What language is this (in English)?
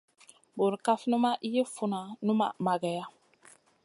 Masana